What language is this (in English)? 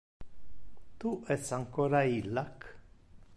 Interlingua